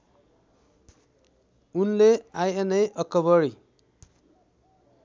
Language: Nepali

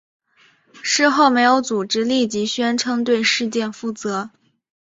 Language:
Chinese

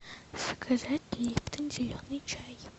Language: Russian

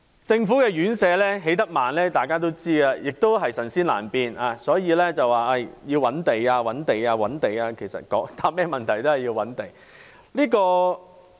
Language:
Cantonese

